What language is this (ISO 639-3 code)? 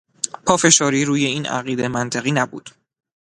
fas